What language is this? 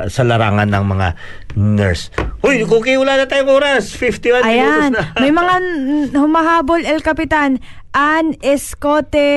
Filipino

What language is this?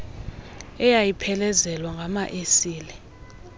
Xhosa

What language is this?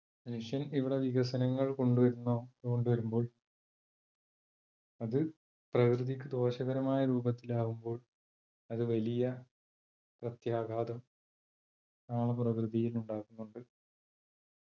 Malayalam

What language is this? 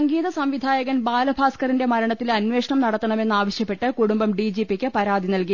Malayalam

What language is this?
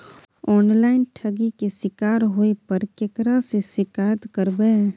Maithili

